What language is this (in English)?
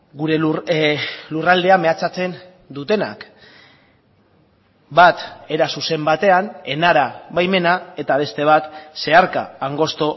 Basque